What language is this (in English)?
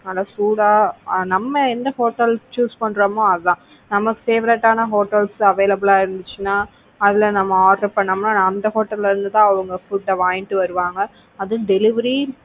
Tamil